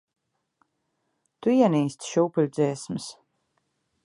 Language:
Latvian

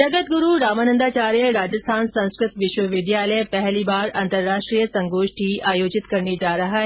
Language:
Hindi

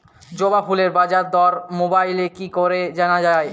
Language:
Bangla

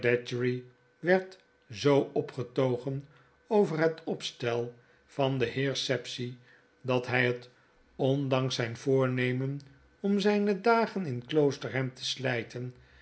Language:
Dutch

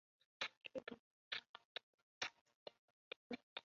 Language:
Chinese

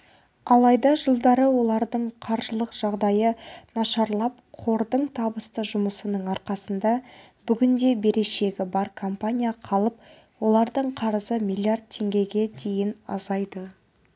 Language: Kazakh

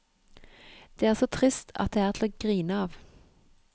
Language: Norwegian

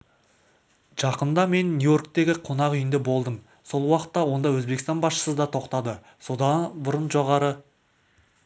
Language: Kazakh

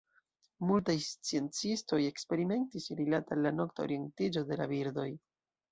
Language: Esperanto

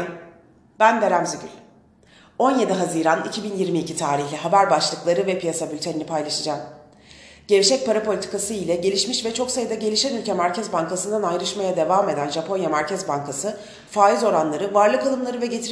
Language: Turkish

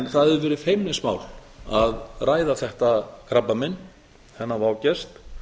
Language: Icelandic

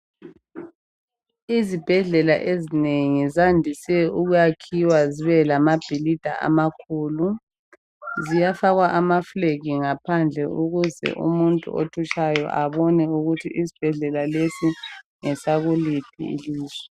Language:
North Ndebele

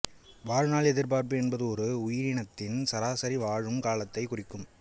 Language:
Tamil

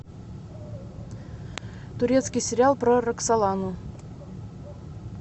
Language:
Russian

